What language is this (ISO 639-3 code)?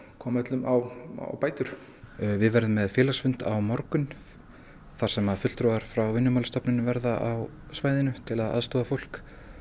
isl